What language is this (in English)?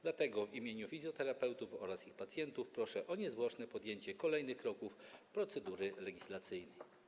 Polish